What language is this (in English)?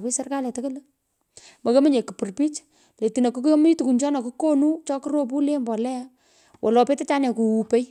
Pökoot